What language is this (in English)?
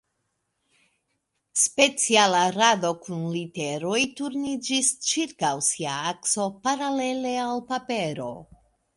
Esperanto